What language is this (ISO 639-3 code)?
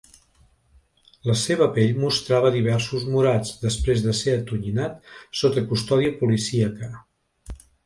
cat